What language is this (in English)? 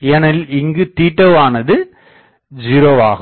Tamil